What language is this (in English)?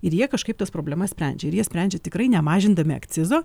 Lithuanian